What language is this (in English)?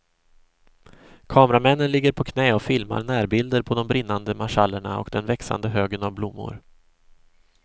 Swedish